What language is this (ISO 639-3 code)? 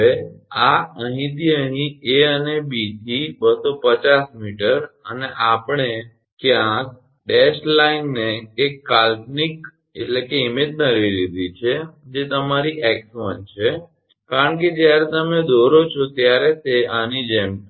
guj